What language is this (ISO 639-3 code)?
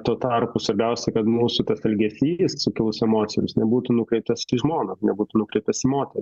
lit